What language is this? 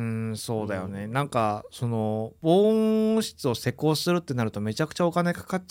Japanese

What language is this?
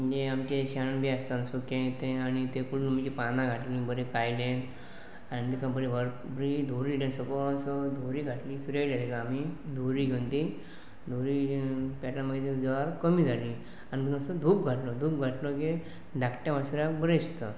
Konkani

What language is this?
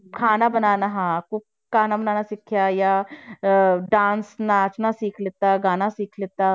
Punjabi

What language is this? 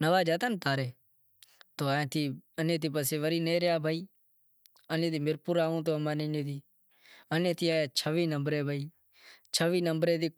Wadiyara Koli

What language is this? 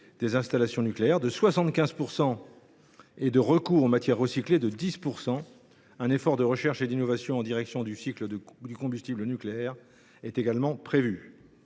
French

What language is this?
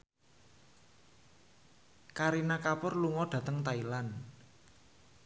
Javanese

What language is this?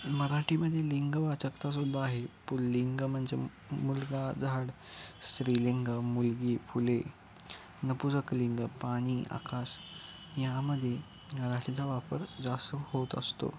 Marathi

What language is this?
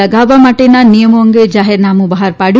Gujarati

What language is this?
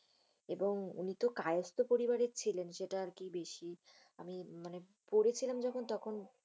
Bangla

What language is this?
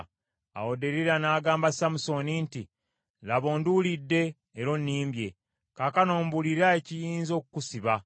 Ganda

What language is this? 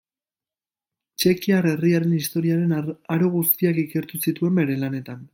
Basque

